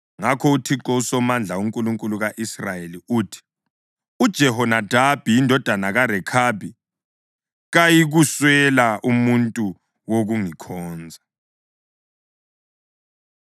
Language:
North Ndebele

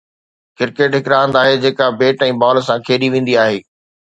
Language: Sindhi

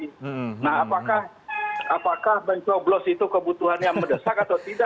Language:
Indonesian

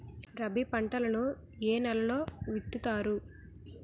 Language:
Telugu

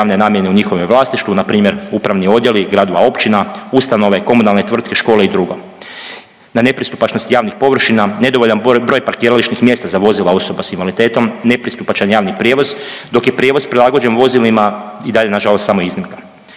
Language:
Croatian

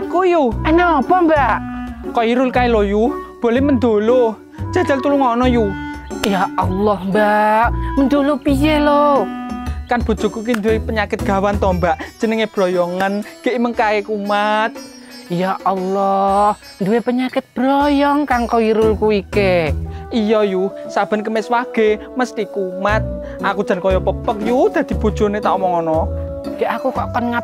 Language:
Indonesian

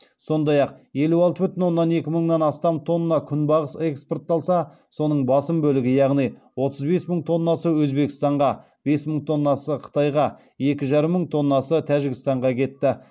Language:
Kazakh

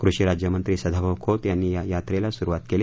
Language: Marathi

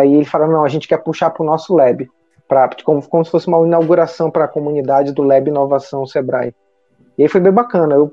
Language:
Portuguese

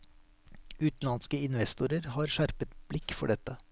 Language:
Norwegian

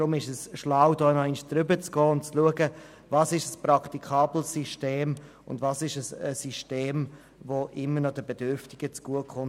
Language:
Swiss German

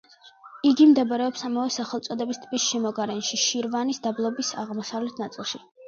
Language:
Georgian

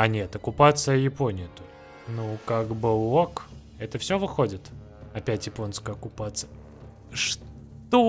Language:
Russian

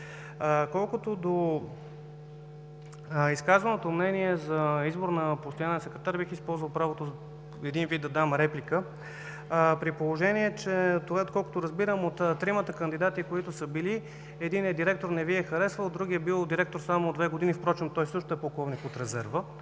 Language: Bulgarian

